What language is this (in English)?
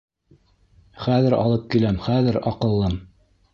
Bashkir